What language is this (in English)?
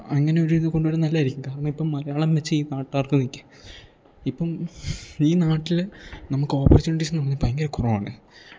Malayalam